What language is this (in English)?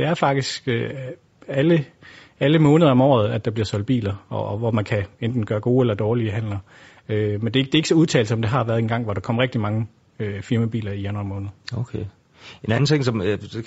Danish